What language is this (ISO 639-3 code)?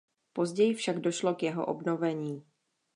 ces